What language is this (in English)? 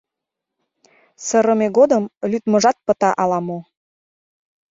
Mari